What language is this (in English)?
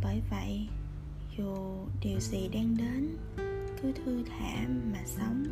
Vietnamese